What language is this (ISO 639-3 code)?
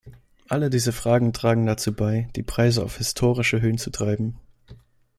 deu